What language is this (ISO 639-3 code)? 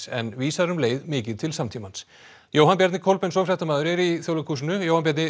isl